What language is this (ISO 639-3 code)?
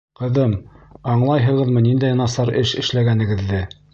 bak